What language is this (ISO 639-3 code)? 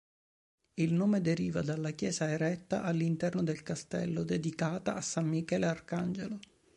ita